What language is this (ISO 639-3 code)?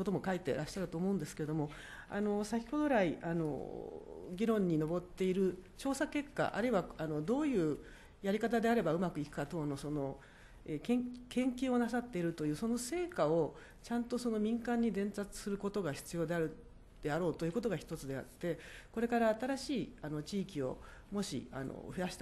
jpn